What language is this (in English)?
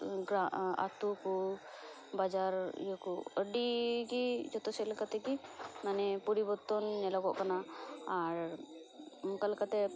Santali